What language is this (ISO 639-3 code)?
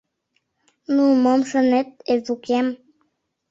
chm